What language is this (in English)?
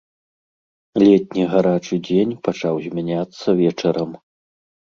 Belarusian